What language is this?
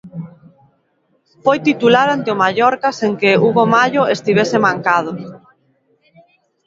Galician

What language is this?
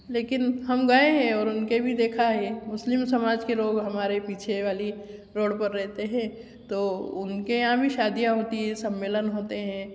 Hindi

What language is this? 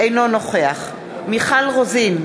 Hebrew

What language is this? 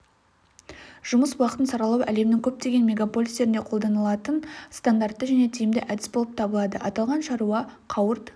Kazakh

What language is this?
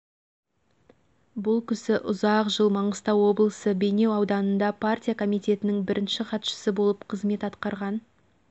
Kazakh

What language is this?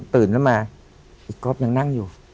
Thai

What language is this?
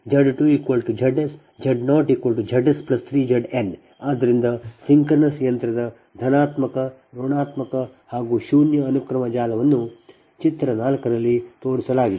Kannada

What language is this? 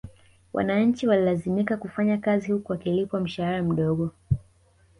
Swahili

